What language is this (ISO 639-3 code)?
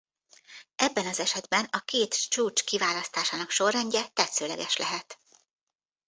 hun